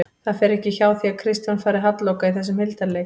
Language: Icelandic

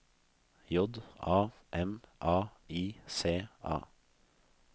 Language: Norwegian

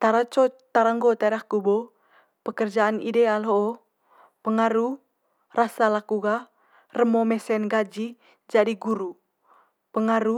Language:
Manggarai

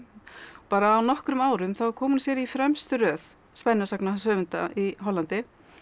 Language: Icelandic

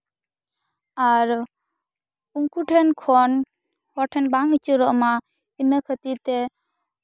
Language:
Santali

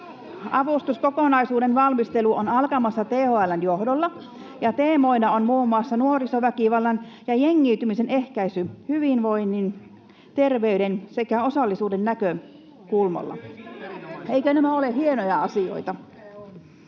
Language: Finnish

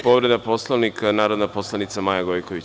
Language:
Serbian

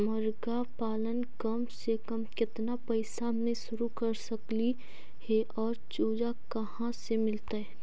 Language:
Magahi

